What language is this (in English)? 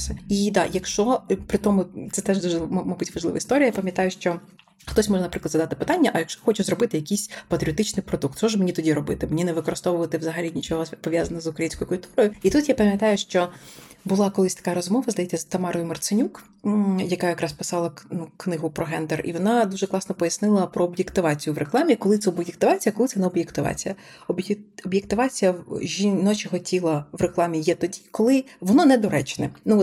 Ukrainian